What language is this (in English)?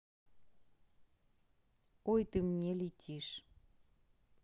Russian